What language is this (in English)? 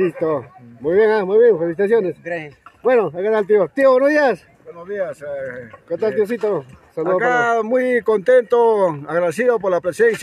Spanish